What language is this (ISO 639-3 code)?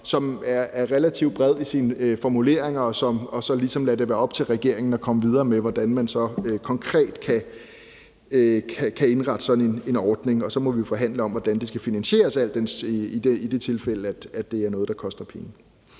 dan